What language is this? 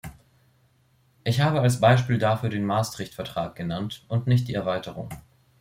German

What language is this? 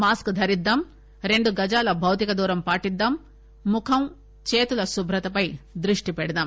Telugu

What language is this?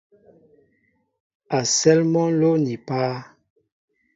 Mbo (Cameroon)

